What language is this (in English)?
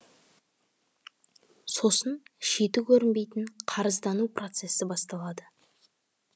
Kazakh